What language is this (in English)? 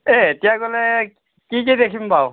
Assamese